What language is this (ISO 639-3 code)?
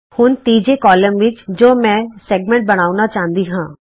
pan